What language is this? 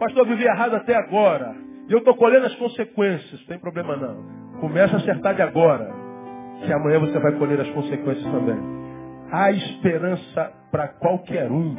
Portuguese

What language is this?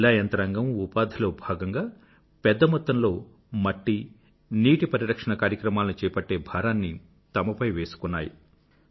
Telugu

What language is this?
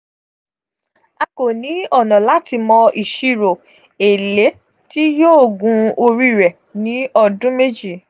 Yoruba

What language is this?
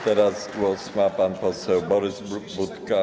Polish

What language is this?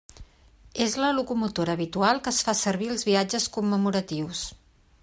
Catalan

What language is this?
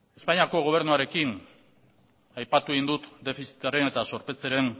Basque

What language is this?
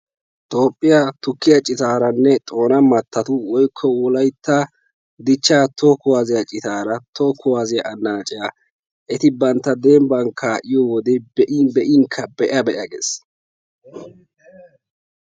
Wolaytta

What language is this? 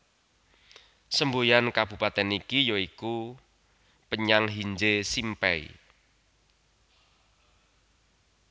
Javanese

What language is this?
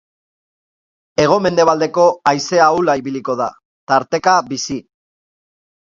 Basque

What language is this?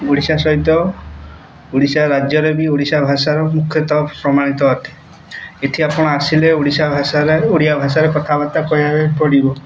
Odia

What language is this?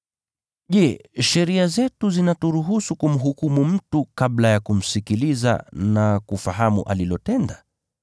Swahili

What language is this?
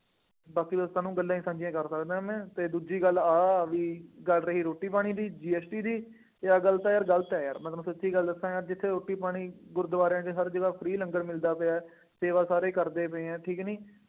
Punjabi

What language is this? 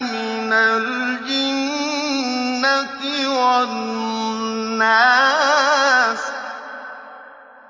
Arabic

